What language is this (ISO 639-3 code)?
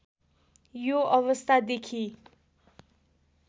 nep